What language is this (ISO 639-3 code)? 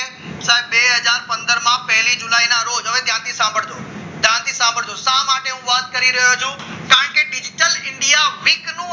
guj